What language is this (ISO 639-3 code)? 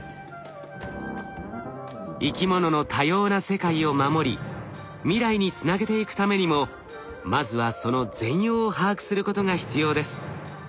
jpn